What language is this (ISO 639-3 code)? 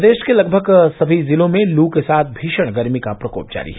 hin